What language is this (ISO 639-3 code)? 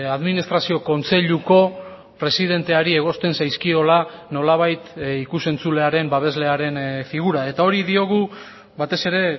eus